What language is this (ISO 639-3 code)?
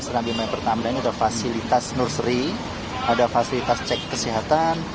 ind